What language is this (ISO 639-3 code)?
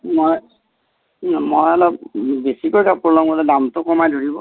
asm